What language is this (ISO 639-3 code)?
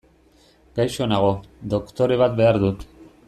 eus